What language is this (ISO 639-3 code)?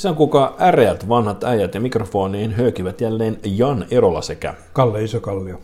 fin